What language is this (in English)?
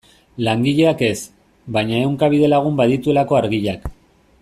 Basque